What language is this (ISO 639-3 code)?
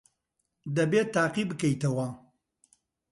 ckb